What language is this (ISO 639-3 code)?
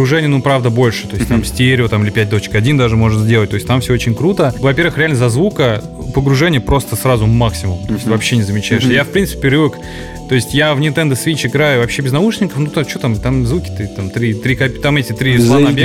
rus